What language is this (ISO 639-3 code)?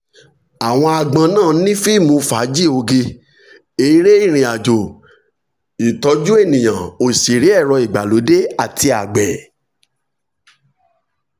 yor